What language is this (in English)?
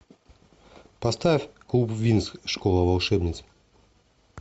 Russian